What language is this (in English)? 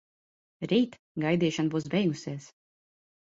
Latvian